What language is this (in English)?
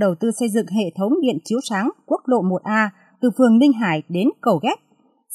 Vietnamese